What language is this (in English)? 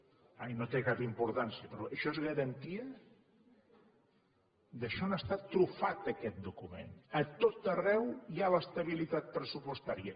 Catalan